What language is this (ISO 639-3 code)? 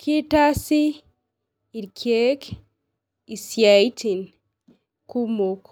mas